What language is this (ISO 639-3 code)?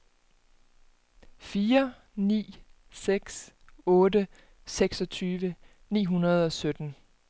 dan